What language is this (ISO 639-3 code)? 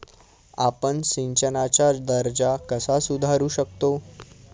mar